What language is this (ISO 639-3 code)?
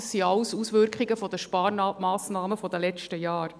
gsw